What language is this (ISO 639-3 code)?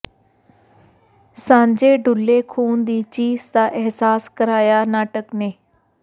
pan